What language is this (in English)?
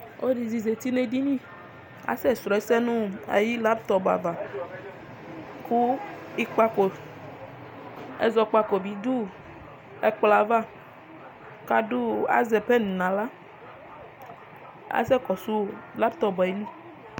Ikposo